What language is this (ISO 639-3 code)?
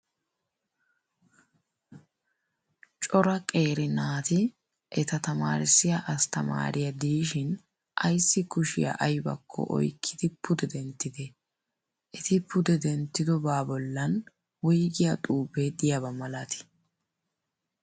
wal